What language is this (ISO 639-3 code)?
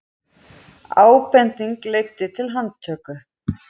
isl